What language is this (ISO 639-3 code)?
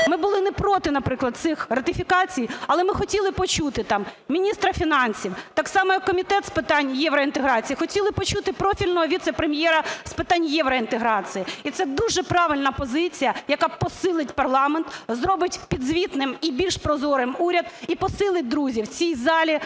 ukr